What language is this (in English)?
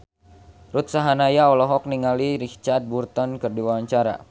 Sundanese